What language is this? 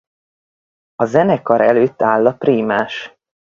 Hungarian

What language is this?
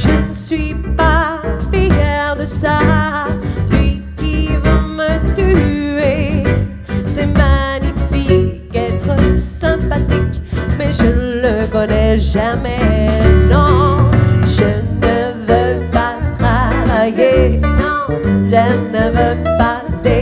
Dutch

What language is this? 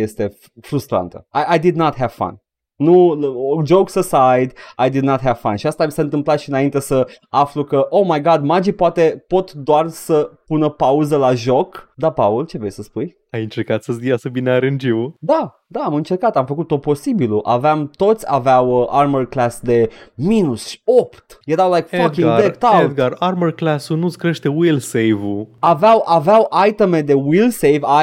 Romanian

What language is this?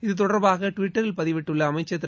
Tamil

